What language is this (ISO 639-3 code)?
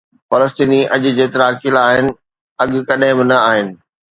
snd